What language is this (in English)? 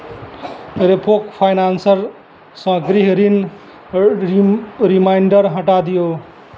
Maithili